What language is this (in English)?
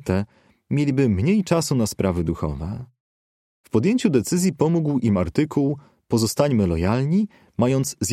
Polish